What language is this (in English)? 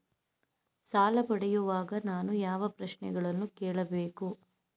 Kannada